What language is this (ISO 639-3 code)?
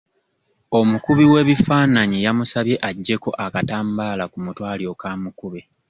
lug